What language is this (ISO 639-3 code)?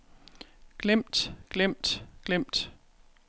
dan